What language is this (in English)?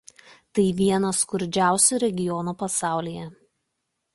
Lithuanian